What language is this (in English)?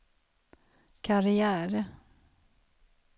Swedish